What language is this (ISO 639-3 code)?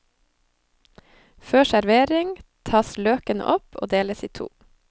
nor